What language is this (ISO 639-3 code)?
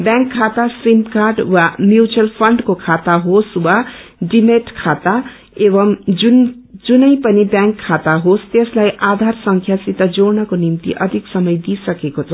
nep